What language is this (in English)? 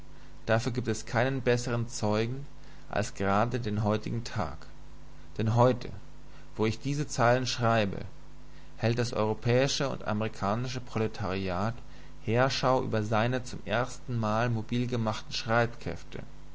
German